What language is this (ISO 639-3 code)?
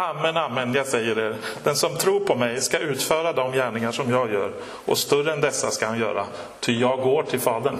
swe